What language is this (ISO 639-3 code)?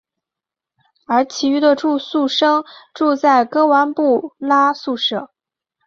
zho